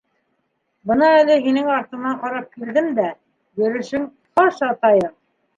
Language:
Bashkir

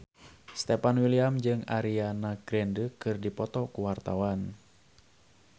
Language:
Sundanese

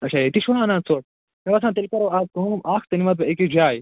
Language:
Kashmiri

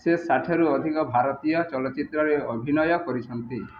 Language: Odia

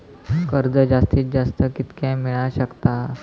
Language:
Marathi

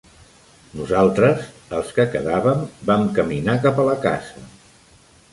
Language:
Catalan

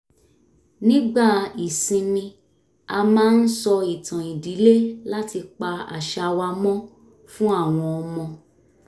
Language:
Yoruba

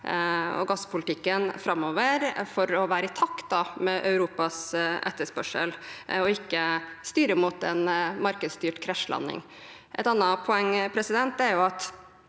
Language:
Norwegian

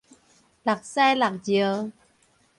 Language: Min Nan Chinese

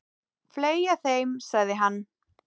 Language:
Icelandic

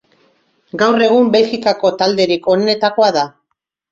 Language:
Basque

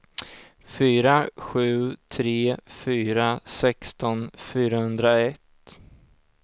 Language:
Swedish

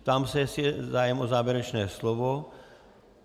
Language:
Czech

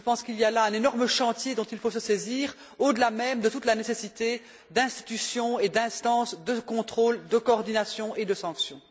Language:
French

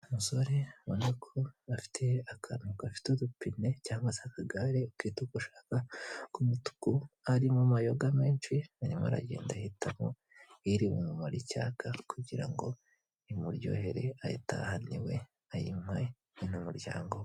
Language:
Kinyarwanda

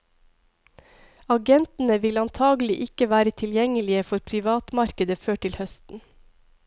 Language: Norwegian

